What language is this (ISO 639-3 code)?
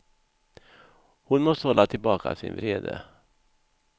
swe